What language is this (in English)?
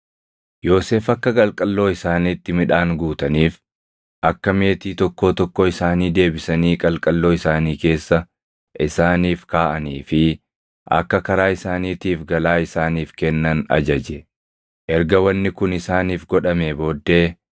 Oromo